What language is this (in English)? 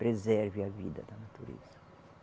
Portuguese